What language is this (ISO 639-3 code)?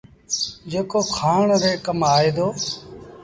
sbn